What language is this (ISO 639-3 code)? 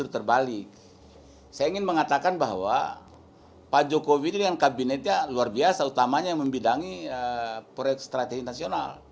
ind